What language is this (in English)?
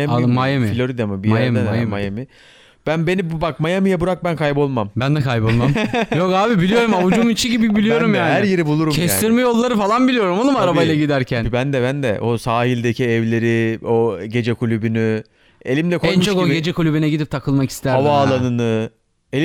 Turkish